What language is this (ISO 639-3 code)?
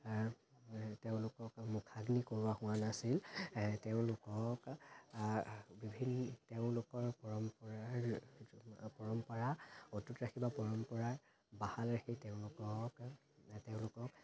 asm